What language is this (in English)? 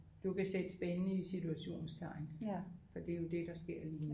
Danish